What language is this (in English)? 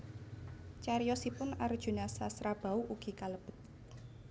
Javanese